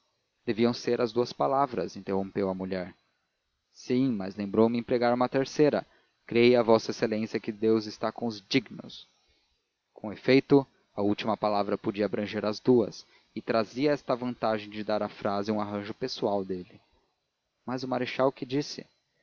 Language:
Portuguese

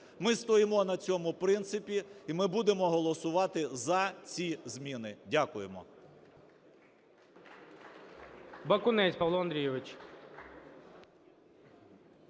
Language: Ukrainian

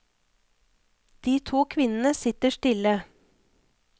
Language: Norwegian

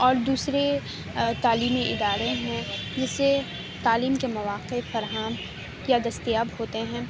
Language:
Urdu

